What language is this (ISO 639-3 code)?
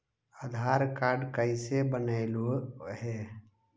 mag